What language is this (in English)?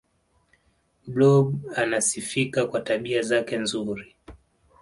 Swahili